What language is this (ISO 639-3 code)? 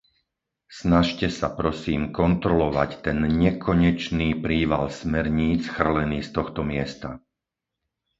slk